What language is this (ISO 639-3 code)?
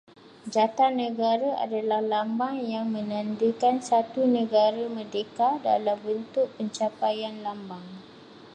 msa